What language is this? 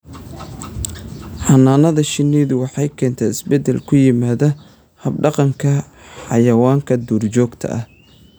Somali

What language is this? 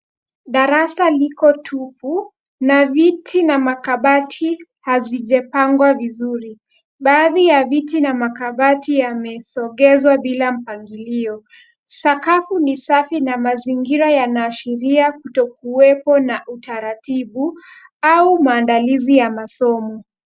Swahili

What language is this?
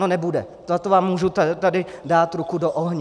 Czech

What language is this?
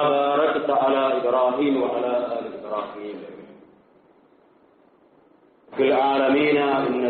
Arabic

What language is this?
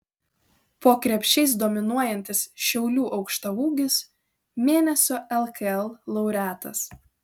Lithuanian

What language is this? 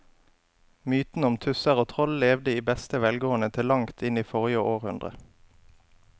Norwegian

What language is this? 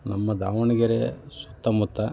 Kannada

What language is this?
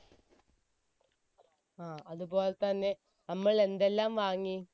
Malayalam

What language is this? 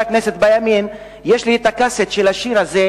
Hebrew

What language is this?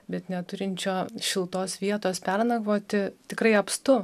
Lithuanian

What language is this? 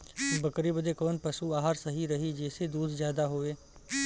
Bhojpuri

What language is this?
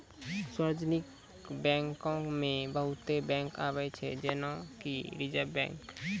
Maithili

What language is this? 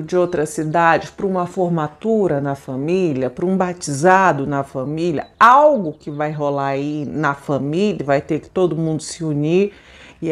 Portuguese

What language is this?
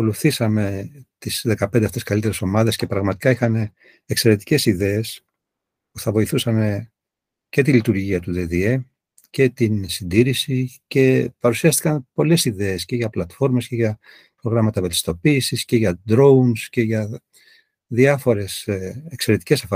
Greek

